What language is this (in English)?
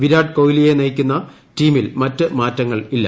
Malayalam